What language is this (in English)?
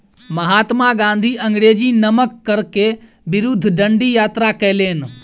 Maithili